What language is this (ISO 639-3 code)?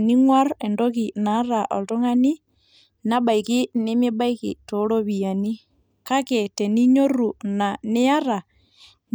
mas